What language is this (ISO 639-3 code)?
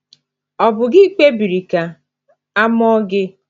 ibo